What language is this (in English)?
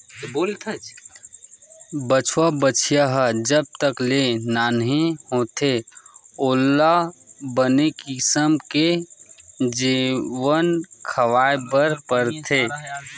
Chhattisgarhi